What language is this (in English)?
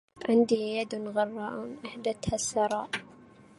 Arabic